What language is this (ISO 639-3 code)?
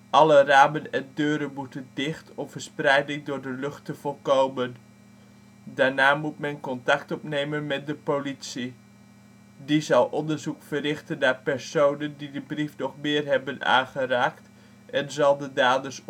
nld